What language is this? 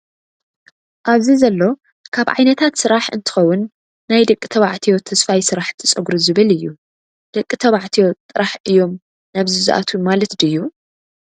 Tigrinya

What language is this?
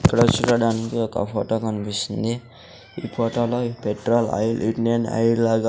Telugu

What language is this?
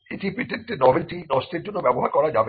Bangla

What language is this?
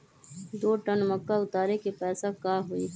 Magahi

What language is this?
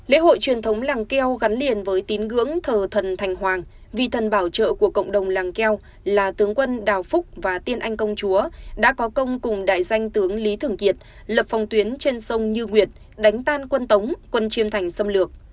Vietnamese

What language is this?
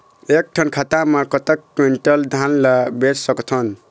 Chhattisgarhi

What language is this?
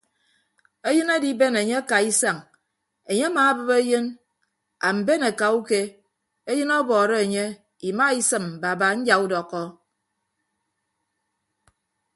Ibibio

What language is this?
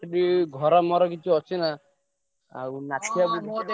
Odia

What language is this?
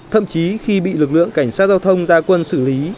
Vietnamese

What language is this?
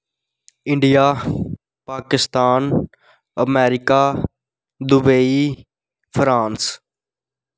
Dogri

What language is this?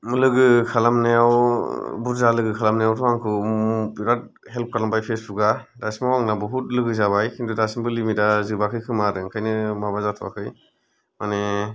Bodo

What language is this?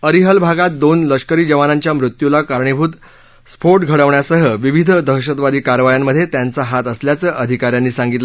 Marathi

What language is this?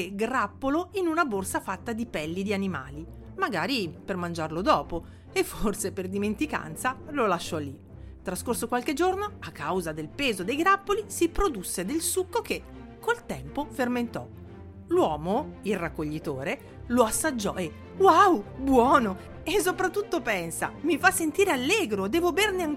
Italian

